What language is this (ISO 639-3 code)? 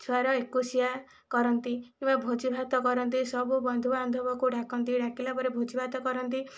ori